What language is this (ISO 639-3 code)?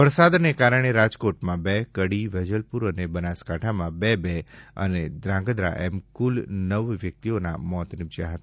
guj